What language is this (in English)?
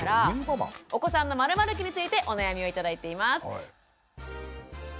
Japanese